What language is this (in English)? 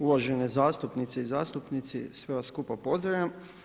Croatian